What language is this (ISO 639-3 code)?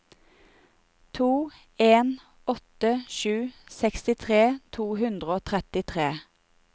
nor